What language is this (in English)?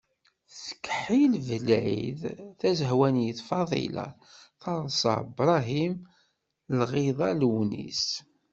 Kabyle